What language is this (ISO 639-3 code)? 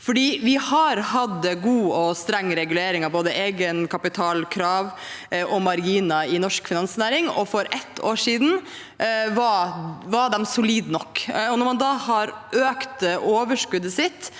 nor